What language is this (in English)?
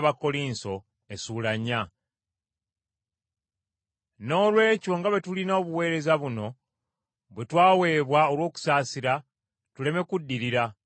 Ganda